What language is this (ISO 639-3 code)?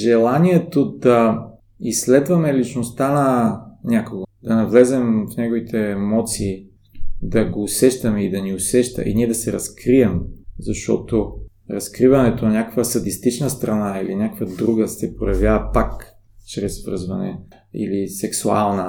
bul